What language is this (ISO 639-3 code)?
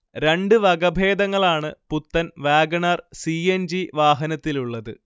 mal